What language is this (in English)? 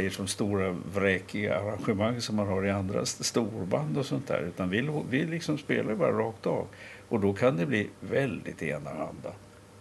Swedish